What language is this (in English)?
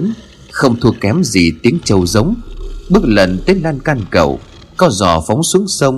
Vietnamese